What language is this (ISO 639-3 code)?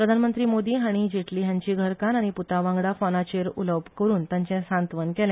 kok